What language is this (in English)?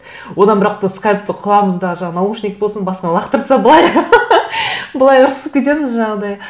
Kazakh